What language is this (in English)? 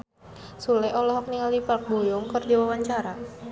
Sundanese